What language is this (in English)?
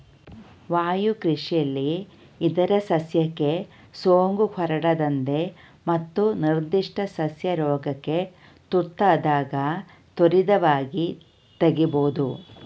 Kannada